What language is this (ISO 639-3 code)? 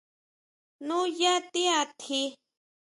mau